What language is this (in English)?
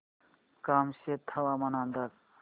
Marathi